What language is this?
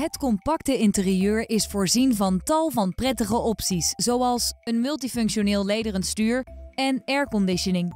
Dutch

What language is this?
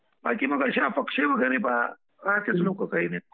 Marathi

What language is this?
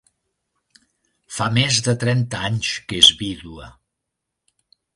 Catalan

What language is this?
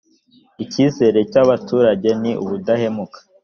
Kinyarwanda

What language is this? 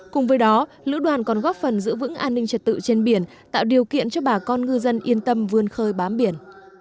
Vietnamese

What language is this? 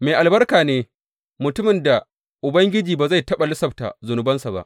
Hausa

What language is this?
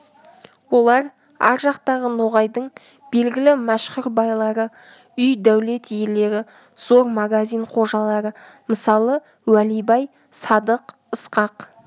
Kazakh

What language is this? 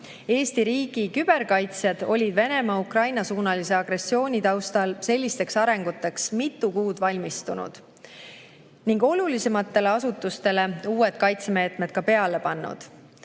Estonian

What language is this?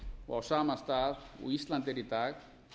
Icelandic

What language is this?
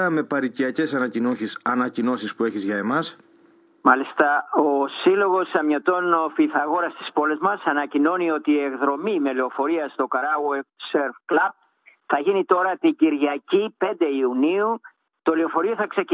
Greek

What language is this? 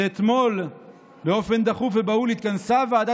Hebrew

